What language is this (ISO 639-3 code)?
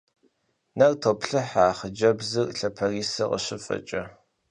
kbd